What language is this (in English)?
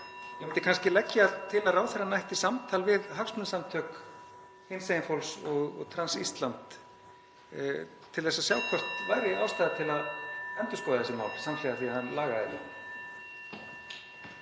Icelandic